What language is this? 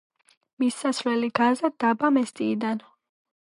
Georgian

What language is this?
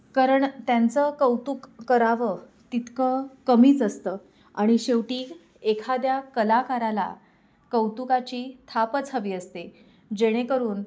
Marathi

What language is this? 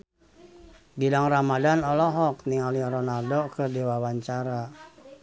Sundanese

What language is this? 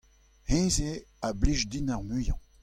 Breton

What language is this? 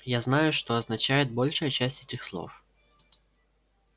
Russian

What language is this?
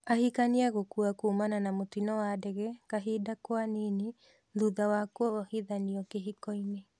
Kikuyu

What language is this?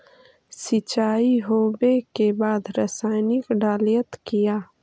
Magahi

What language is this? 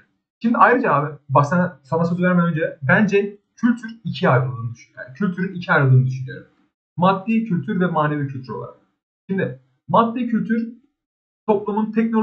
Turkish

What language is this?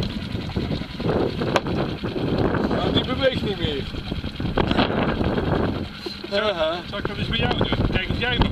Dutch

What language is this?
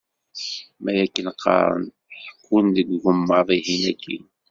Kabyle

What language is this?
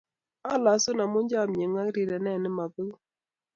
Kalenjin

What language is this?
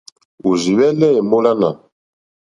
Mokpwe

